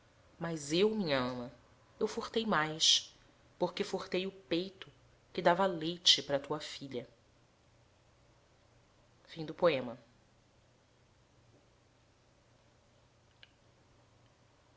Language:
Portuguese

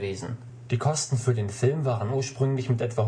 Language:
German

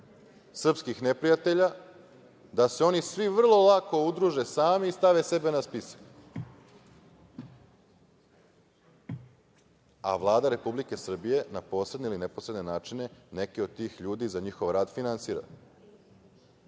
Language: Serbian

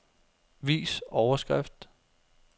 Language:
Danish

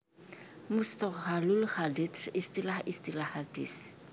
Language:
Javanese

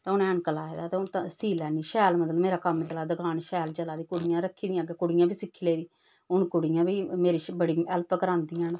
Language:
Dogri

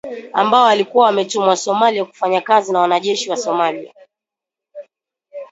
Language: Swahili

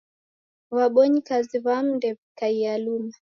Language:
Taita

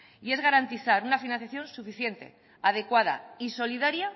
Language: Spanish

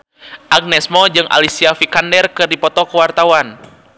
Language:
Sundanese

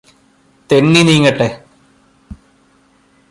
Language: Malayalam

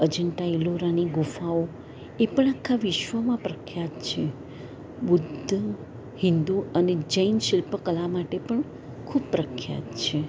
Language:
Gujarati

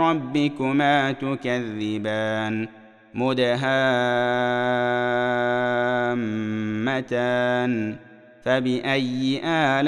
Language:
Arabic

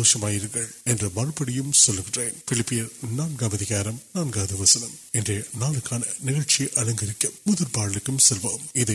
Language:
Urdu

